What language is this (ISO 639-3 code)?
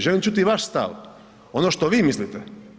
hrv